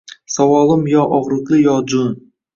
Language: Uzbek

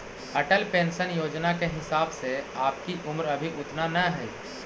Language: Magahi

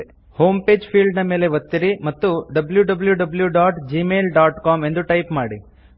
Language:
Kannada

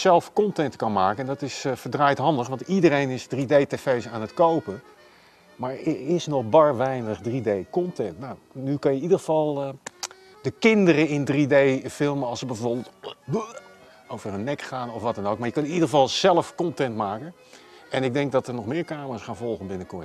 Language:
Dutch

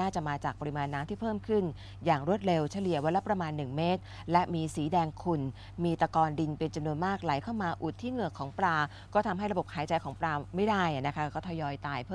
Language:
Thai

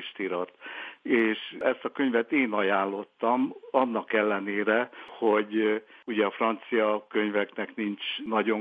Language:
Hungarian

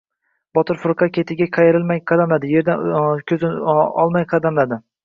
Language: Uzbek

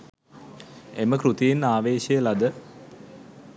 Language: Sinhala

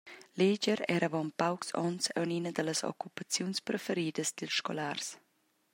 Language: Romansh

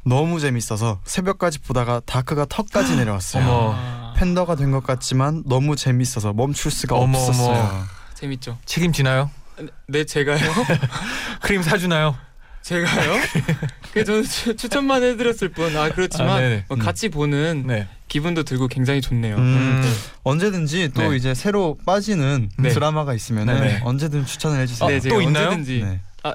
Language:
Korean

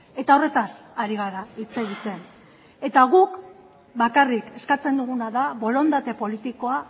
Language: Basque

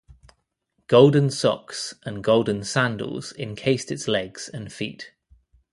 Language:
English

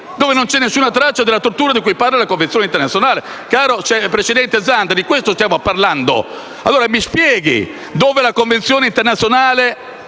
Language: Italian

